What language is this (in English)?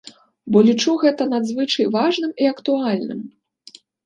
Belarusian